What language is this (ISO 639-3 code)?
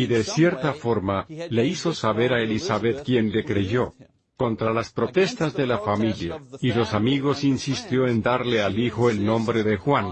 spa